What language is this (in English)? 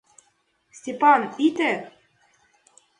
Mari